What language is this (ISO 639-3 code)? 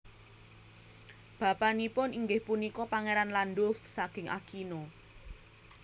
jav